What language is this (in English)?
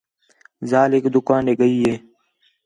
Khetrani